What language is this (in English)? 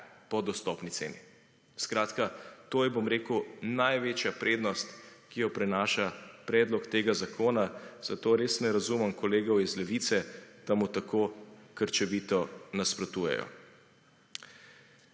Slovenian